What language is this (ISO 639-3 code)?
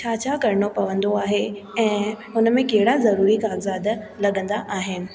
snd